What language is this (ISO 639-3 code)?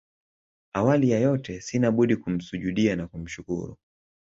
swa